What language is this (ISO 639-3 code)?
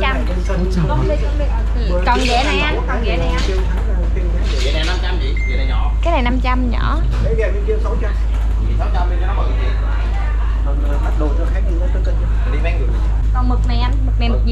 vie